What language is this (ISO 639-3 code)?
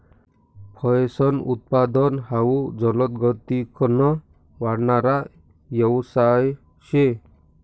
mar